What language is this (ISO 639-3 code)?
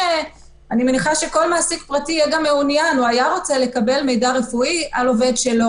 heb